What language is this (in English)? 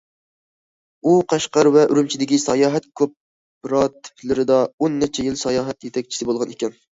Uyghur